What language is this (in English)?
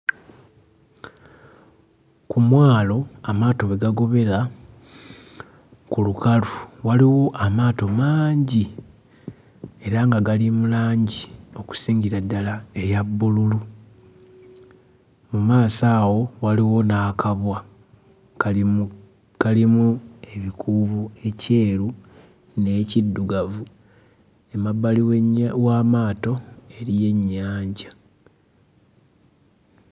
Ganda